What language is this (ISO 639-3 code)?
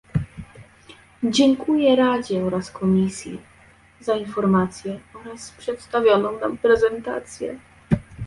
pol